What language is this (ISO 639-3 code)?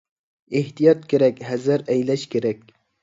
uig